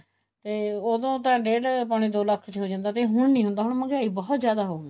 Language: Punjabi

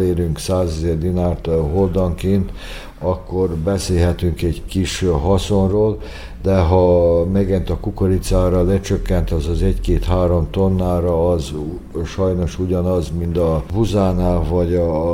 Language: Hungarian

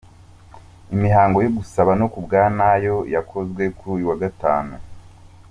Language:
Kinyarwanda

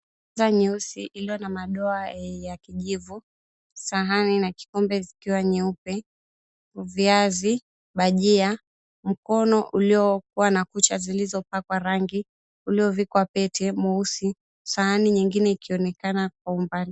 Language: Swahili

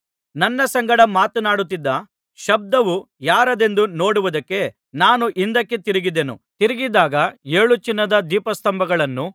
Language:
Kannada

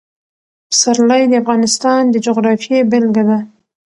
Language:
Pashto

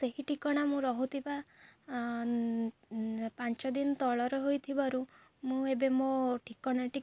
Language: Odia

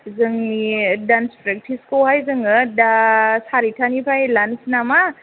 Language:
Bodo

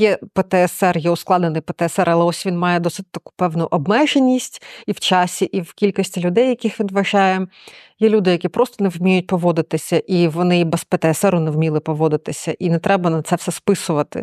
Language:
Ukrainian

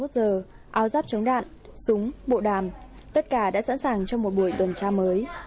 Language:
Vietnamese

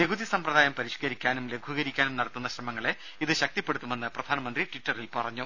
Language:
Malayalam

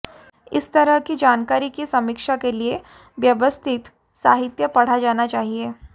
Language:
Hindi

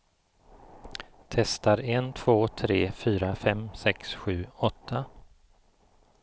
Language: Swedish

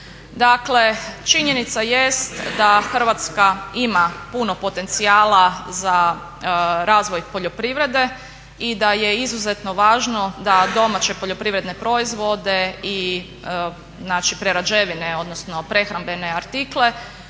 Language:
Croatian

